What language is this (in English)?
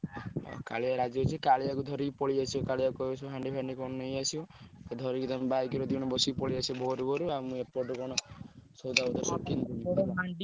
Odia